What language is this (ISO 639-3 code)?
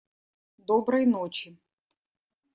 rus